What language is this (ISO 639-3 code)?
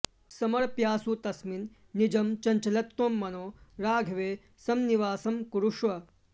san